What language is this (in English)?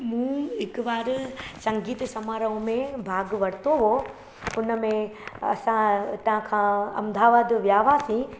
Sindhi